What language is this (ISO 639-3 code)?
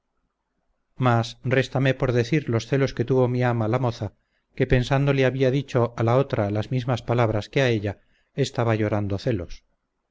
spa